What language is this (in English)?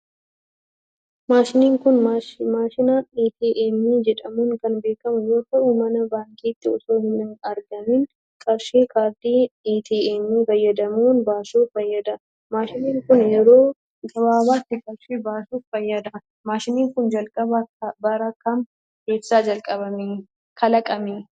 Oromo